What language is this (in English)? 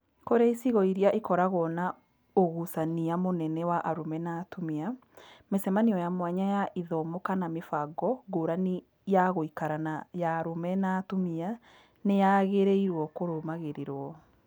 Kikuyu